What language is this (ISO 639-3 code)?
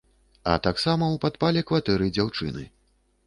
bel